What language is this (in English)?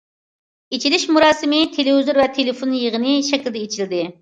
Uyghur